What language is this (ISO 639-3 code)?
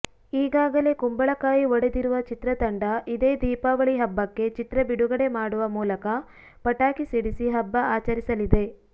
kan